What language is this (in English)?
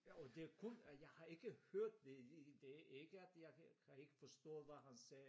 Danish